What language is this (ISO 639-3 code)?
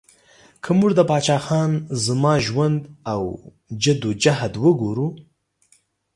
pus